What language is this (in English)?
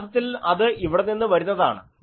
Malayalam